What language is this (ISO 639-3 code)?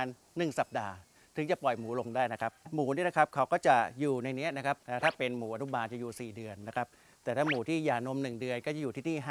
tha